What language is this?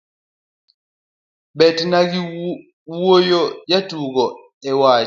Luo (Kenya and Tanzania)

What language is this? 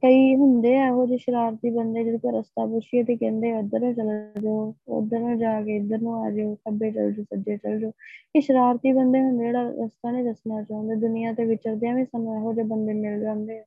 Punjabi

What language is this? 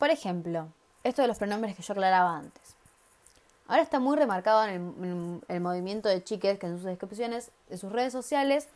Spanish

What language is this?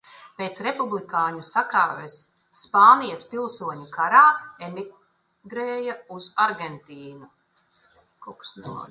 Latvian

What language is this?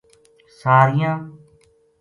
Gujari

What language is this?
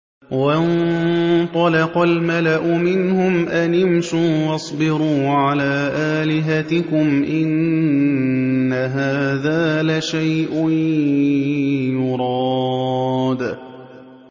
Arabic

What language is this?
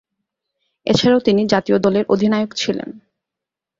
Bangla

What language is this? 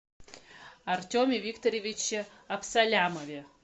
Russian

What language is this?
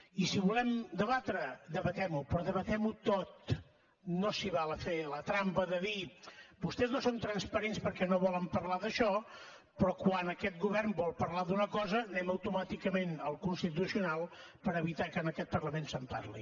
Catalan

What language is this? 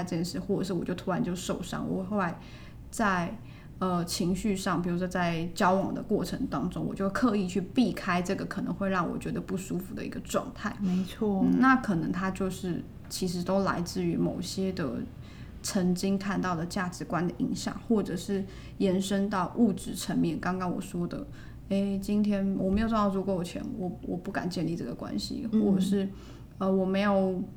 Chinese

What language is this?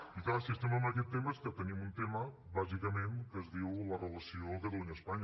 Catalan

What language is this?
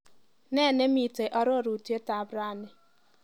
Kalenjin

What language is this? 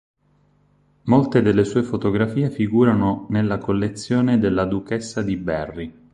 Italian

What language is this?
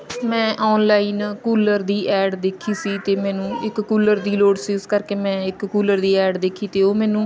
Punjabi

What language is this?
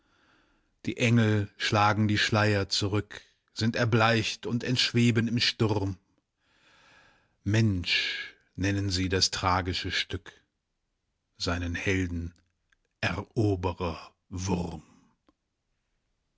German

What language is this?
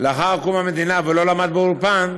Hebrew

